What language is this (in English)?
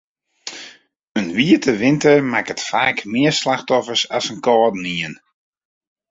Western Frisian